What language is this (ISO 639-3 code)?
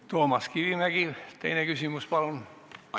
est